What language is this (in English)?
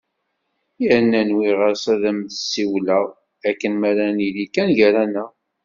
Kabyle